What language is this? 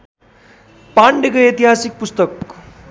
Nepali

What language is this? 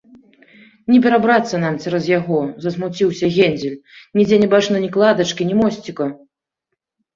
Belarusian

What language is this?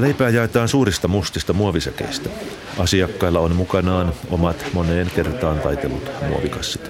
Finnish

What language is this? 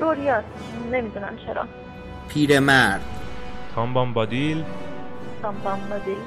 Persian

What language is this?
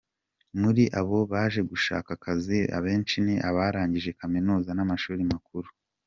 Kinyarwanda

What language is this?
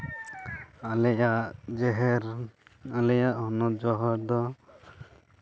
Santali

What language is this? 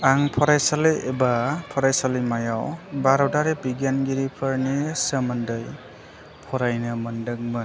Bodo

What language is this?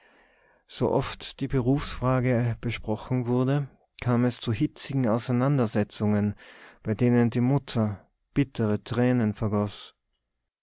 German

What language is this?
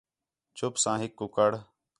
Khetrani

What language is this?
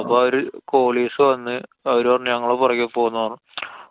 Malayalam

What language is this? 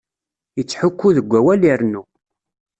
Kabyle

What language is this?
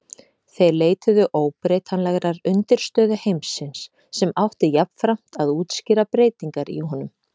Icelandic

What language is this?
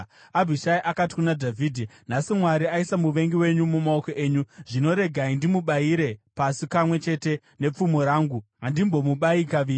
Shona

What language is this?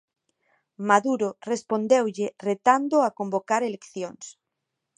Galician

